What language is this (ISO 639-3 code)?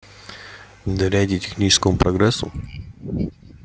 rus